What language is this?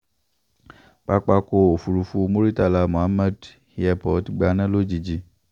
Yoruba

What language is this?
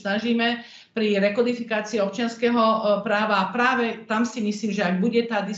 Slovak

